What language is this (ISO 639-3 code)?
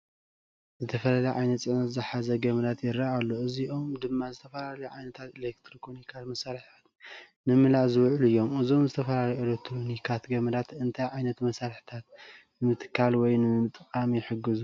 tir